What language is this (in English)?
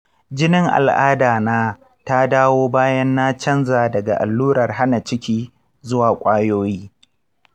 Hausa